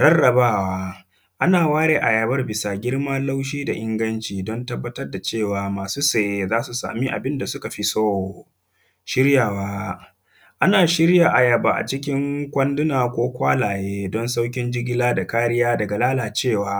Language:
Hausa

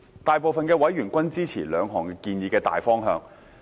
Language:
Cantonese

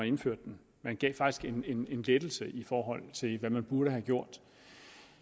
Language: Danish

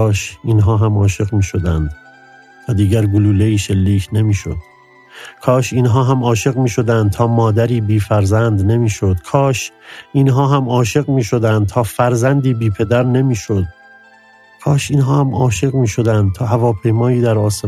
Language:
Persian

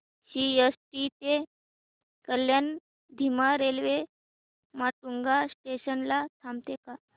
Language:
Marathi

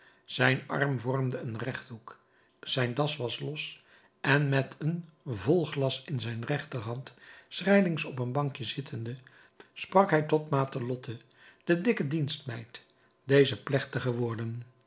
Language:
Dutch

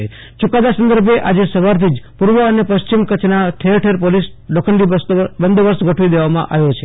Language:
Gujarati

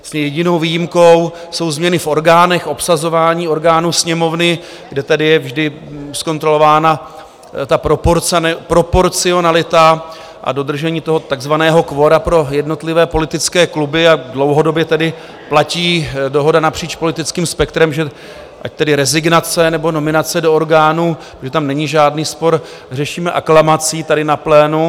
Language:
Czech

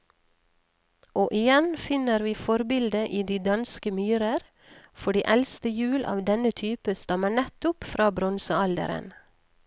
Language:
Norwegian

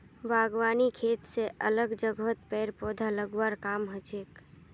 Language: Magahi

